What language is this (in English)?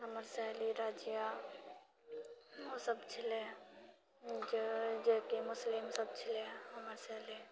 Maithili